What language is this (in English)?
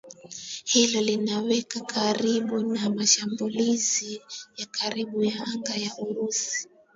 Swahili